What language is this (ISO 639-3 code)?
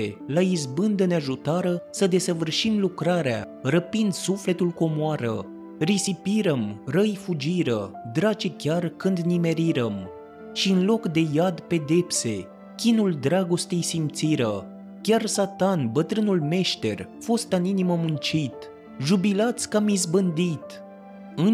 ron